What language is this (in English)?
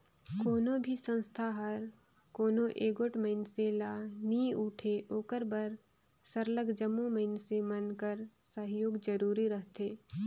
Chhattisgarhi